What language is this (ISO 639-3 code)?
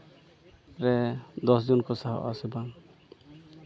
sat